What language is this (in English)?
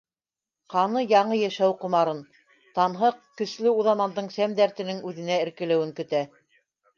Bashkir